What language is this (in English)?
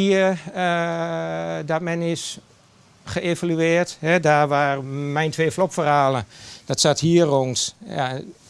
Dutch